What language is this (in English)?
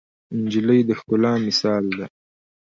Pashto